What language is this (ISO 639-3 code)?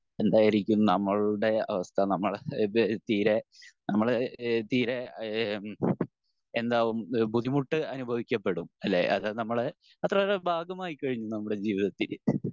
mal